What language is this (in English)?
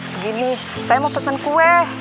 Indonesian